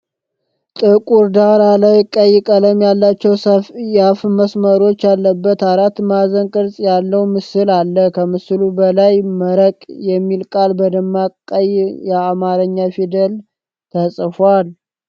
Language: Amharic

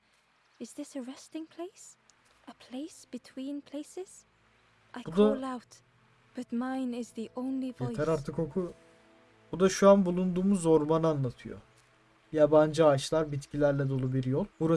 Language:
Turkish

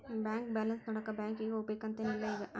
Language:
Kannada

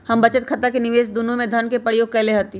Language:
Magahi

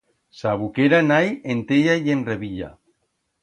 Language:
Aragonese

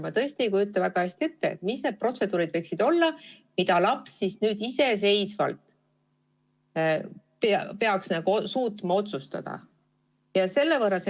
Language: Estonian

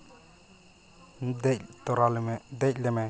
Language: Santali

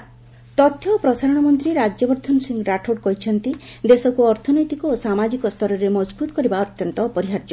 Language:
Odia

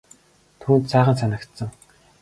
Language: Mongolian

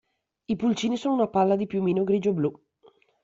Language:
Italian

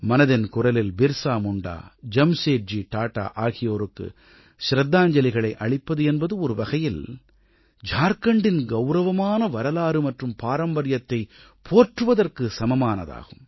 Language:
Tamil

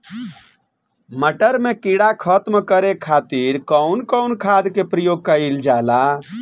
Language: Bhojpuri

